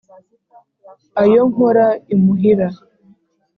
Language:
Kinyarwanda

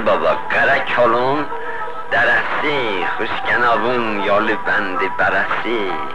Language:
Persian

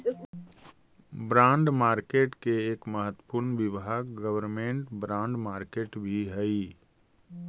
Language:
Magahi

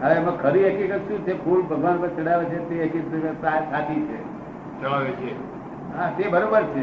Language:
Gujarati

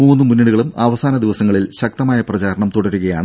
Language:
Malayalam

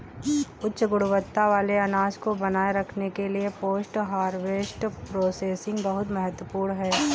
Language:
Hindi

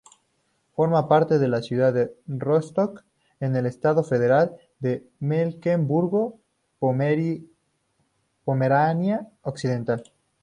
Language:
Spanish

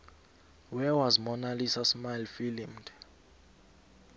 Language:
South Ndebele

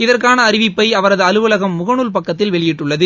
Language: Tamil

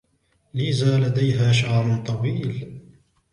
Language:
Arabic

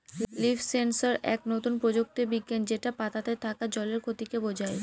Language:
Bangla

